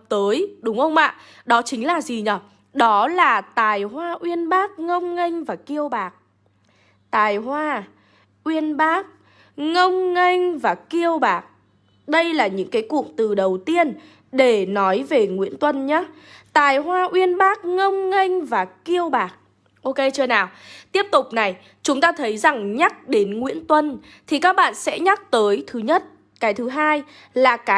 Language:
Vietnamese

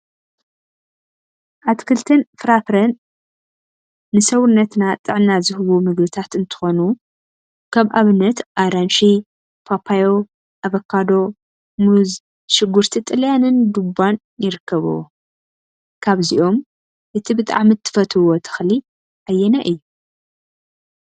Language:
Tigrinya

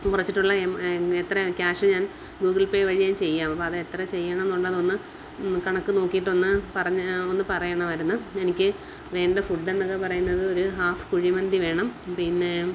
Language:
Malayalam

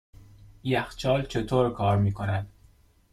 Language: Persian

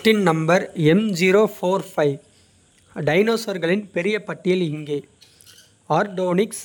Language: Kota (India)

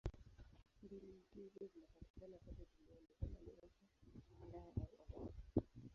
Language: Swahili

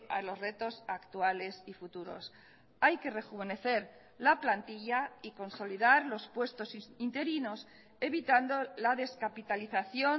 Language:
Spanish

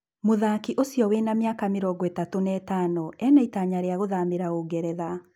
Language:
Kikuyu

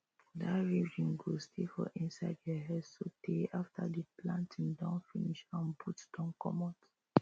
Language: Nigerian Pidgin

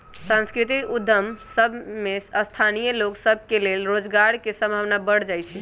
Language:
Magahi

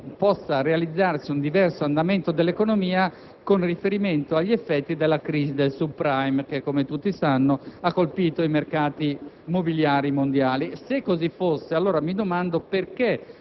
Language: Italian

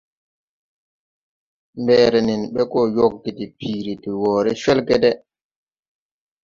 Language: Tupuri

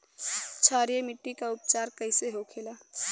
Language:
Bhojpuri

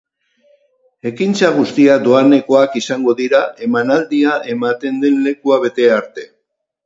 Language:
Basque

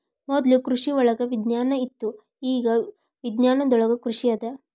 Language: Kannada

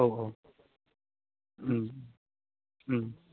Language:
Bodo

